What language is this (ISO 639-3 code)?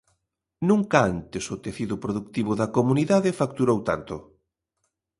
glg